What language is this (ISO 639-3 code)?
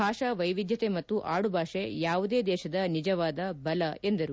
kan